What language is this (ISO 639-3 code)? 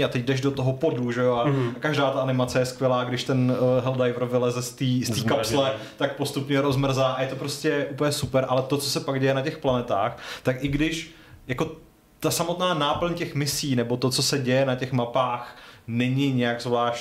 ces